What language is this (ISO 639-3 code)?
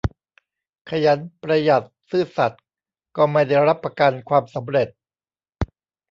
tha